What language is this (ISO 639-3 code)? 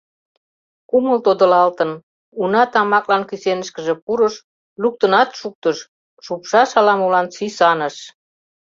chm